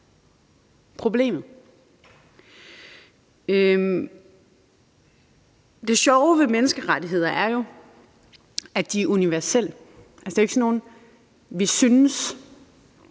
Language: Danish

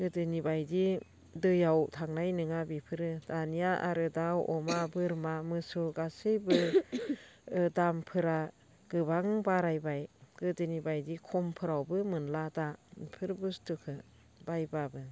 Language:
Bodo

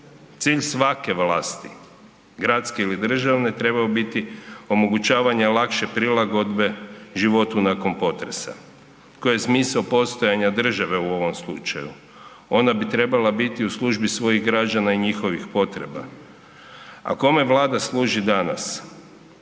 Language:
Croatian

